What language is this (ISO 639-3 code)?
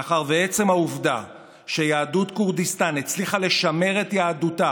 heb